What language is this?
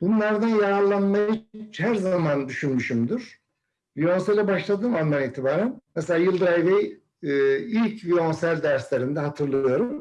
Turkish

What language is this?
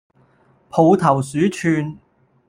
Cantonese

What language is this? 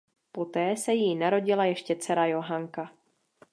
Czech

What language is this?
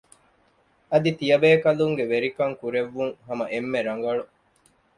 Divehi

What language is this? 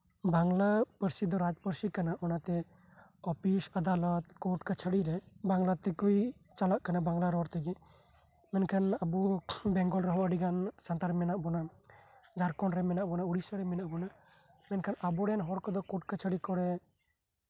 Santali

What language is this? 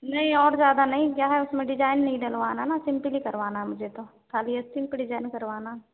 Hindi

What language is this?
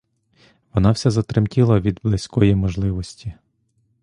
Ukrainian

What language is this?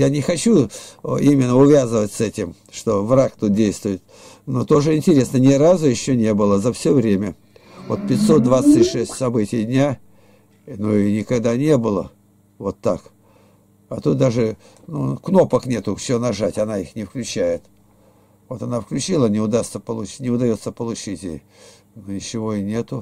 Russian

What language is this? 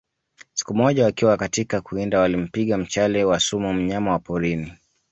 Swahili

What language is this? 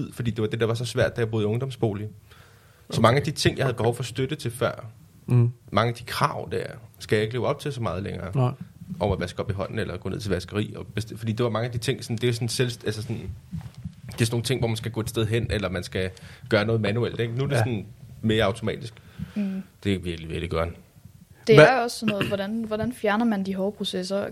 Danish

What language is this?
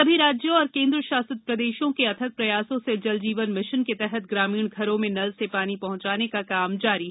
Hindi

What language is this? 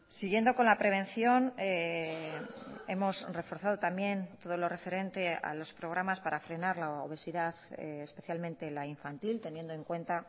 Spanish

